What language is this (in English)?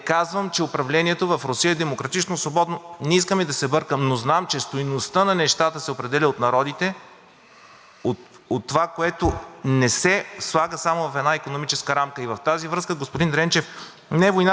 Bulgarian